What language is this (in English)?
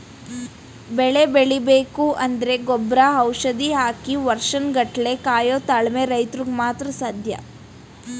Kannada